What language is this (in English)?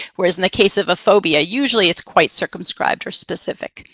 English